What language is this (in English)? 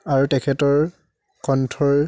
Assamese